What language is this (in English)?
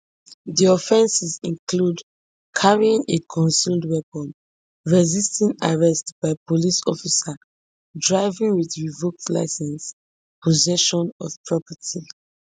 Nigerian Pidgin